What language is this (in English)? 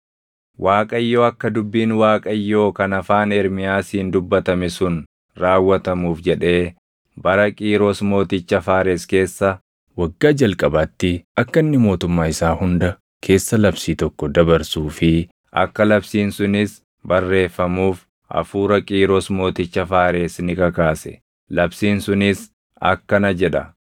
Oromo